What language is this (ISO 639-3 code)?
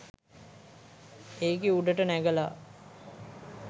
sin